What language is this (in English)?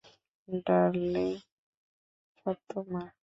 Bangla